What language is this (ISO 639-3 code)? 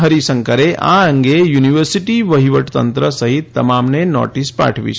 guj